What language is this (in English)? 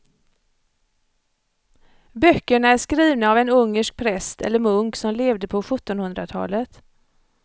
Swedish